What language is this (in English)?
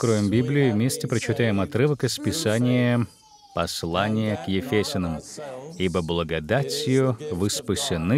Russian